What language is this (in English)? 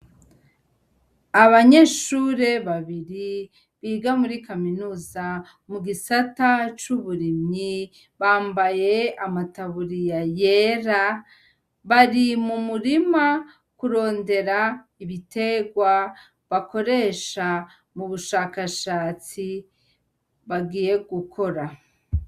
Rundi